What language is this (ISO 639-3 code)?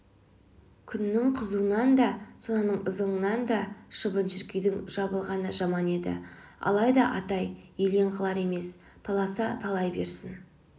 kaz